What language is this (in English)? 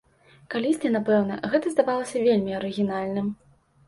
Belarusian